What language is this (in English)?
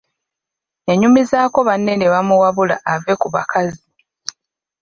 Ganda